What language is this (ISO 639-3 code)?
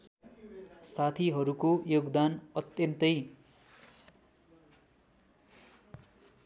nep